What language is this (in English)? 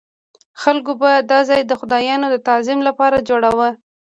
Pashto